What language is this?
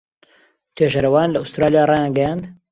Central Kurdish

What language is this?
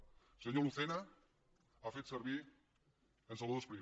Catalan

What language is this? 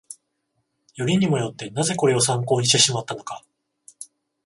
Japanese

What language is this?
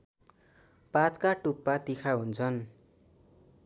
Nepali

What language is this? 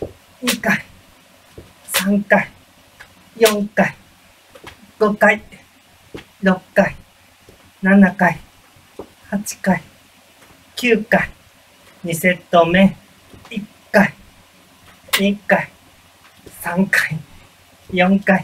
Japanese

